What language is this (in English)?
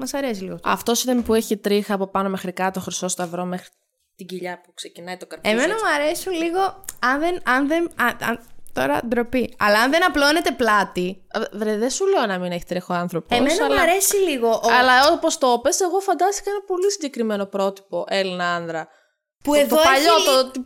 Greek